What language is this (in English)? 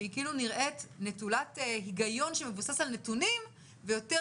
Hebrew